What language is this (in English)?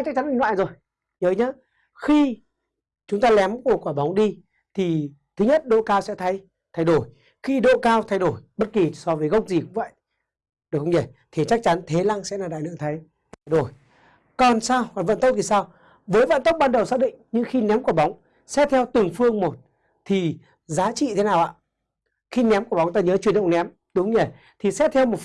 Vietnamese